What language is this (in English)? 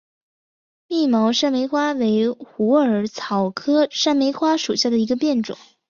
Chinese